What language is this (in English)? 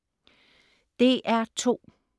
Danish